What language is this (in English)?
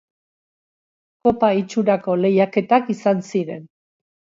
Basque